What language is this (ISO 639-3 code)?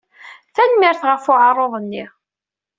kab